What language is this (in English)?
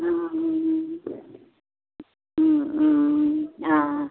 Konkani